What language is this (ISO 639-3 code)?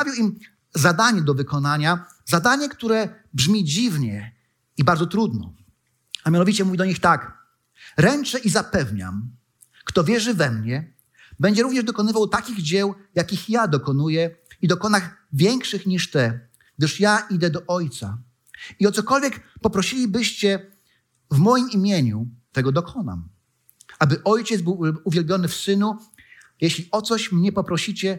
pol